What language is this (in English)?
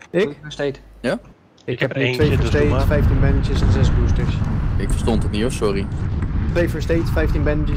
Dutch